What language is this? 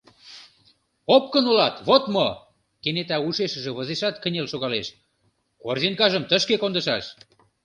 Mari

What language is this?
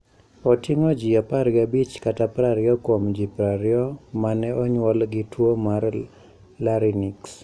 Luo (Kenya and Tanzania)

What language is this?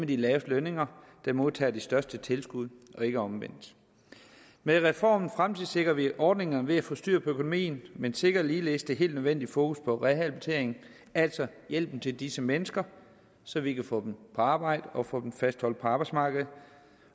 Danish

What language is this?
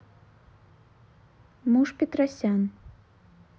Russian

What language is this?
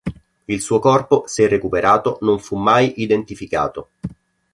Italian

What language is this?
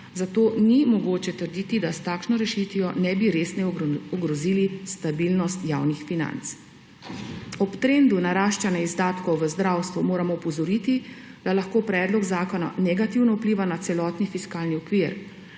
Slovenian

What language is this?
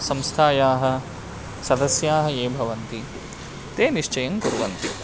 Sanskrit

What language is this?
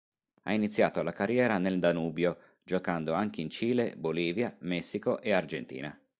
Italian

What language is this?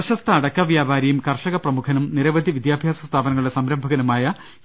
Malayalam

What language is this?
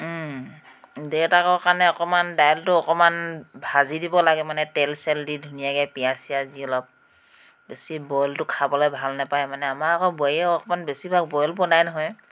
Assamese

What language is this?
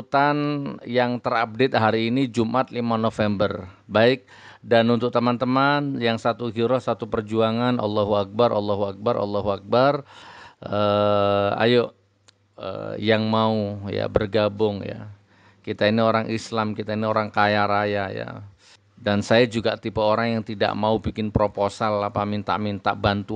Indonesian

